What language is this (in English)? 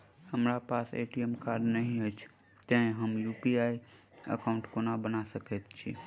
Maithili